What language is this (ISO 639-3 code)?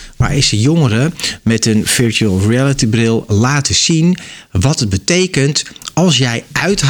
nld